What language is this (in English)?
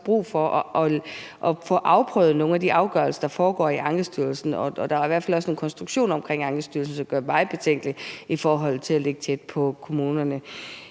Danish